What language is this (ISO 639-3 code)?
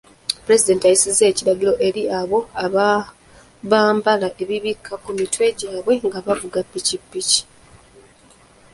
lug